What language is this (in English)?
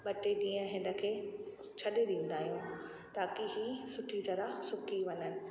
Sindhi